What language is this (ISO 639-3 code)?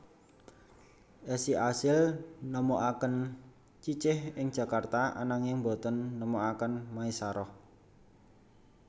jav